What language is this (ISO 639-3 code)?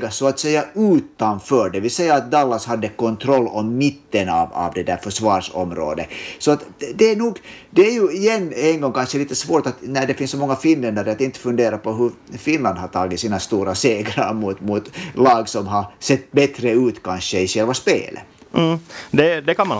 swe